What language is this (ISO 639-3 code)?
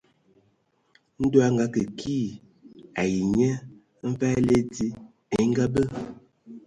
ewo